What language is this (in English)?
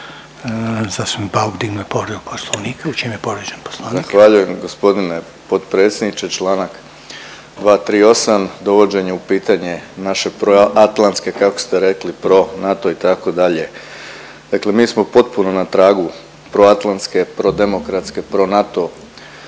Croatian